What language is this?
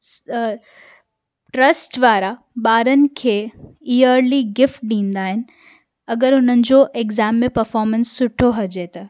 Sindhi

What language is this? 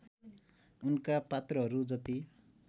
Nepali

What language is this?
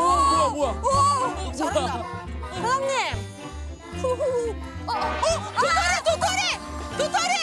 Korean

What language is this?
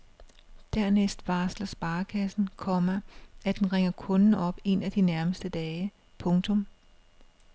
Danish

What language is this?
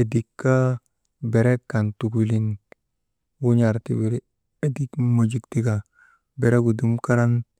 Maba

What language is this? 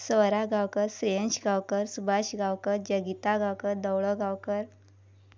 Konkani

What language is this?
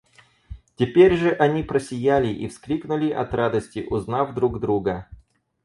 Russian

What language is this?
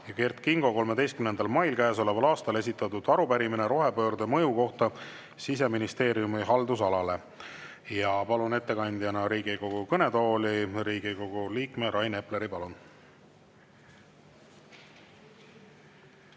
Estonian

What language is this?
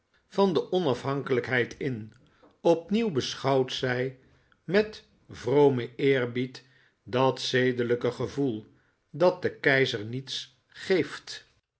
Dutch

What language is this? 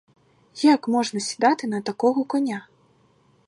Ukrainian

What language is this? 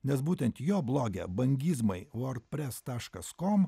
Lithuanian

